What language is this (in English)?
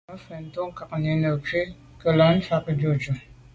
Medumba